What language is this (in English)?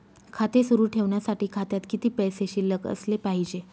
Marathi